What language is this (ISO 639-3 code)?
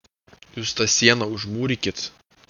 lit